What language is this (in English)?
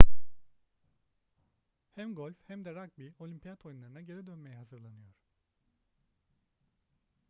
Turkish